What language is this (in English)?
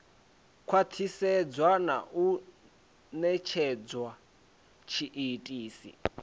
Venda